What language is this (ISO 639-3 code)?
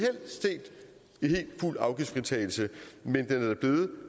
dan